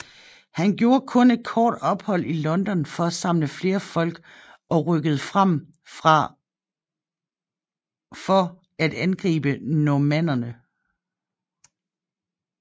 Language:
Danish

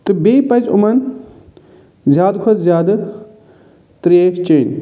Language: Kashmiri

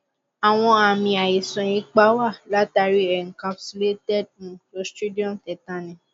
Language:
Yoruba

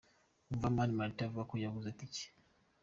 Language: Kinyarwanda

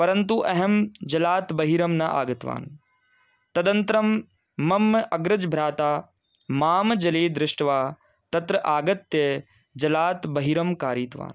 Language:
Sanskrit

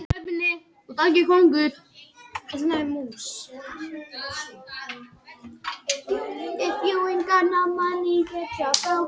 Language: Icelandic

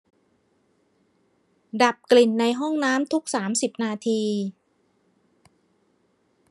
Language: Thai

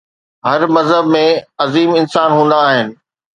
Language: Sindhi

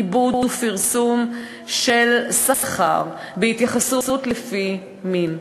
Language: Hebrew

